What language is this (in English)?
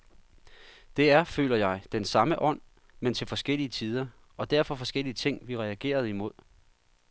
Danish